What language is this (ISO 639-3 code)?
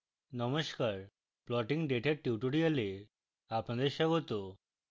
ben